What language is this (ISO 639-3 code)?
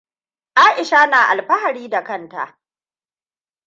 hau